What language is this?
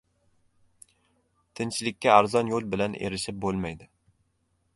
Uzbek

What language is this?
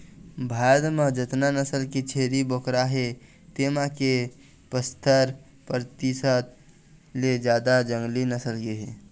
Chhattisgarhi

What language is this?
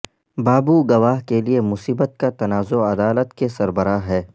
Urdu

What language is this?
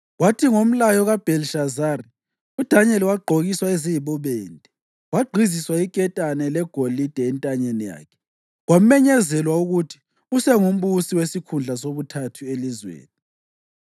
North Ndebele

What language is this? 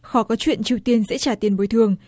Vietnamese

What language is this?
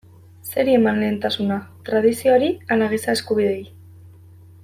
Basque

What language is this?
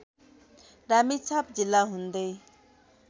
Nepali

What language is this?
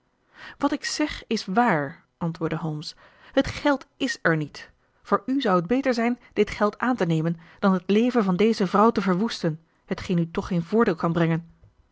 Dutch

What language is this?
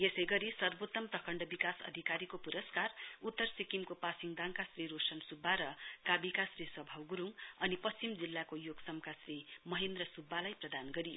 Nepali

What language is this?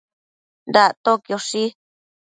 Matsés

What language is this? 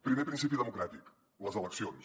Catalan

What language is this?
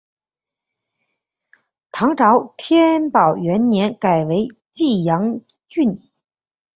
Chinese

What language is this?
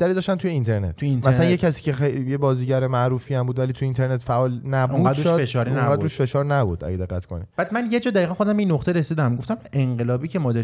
Persian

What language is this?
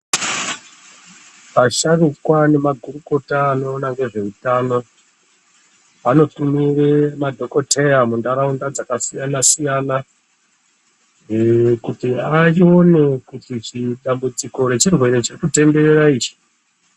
Ndau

